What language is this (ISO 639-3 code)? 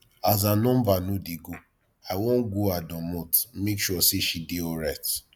pcm